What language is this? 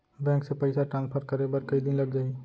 Chhattisgarhi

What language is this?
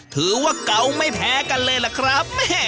Thai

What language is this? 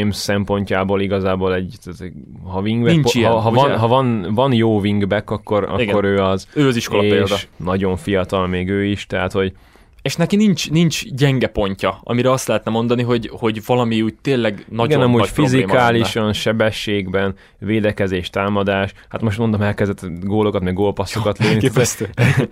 Hungarian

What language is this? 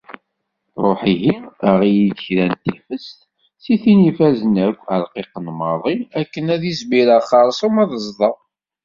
Kabyle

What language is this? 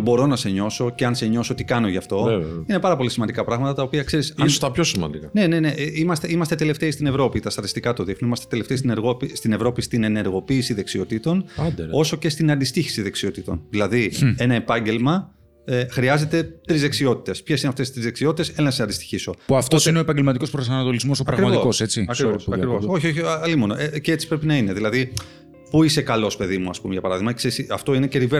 Greek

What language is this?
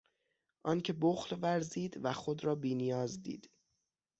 Persian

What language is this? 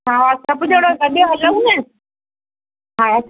Sindhi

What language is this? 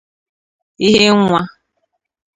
Igbo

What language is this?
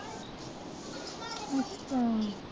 Punjabi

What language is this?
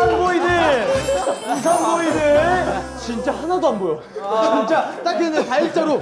Korean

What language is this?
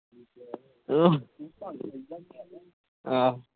Punjabi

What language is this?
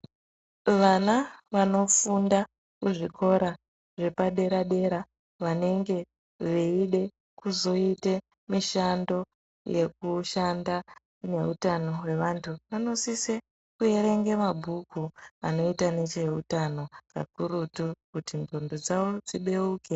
Ndau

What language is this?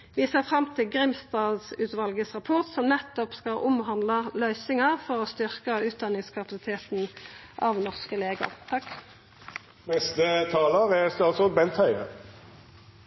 Norwegian Nynorsk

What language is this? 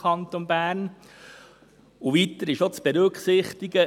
Swiss German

